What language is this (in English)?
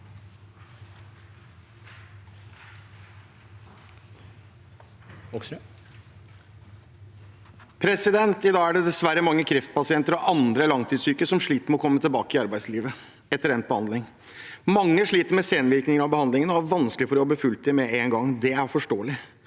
Norwegian